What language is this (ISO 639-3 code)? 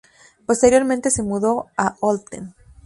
spa